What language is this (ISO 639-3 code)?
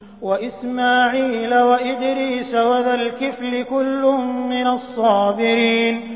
ara